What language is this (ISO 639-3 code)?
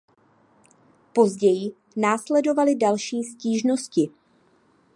ces